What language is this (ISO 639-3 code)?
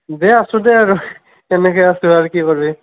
asm